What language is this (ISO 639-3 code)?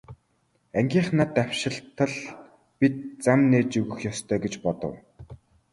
mon